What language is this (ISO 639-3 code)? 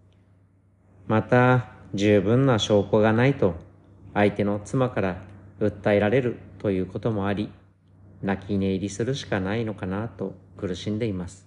jpn